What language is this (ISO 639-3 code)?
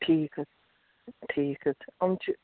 kas